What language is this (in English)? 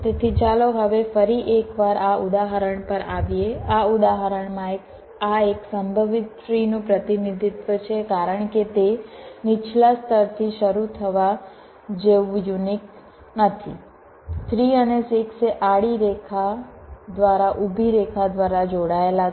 Gujarati